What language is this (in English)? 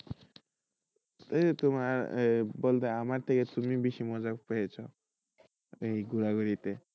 Bangla